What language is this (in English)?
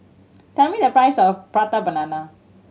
English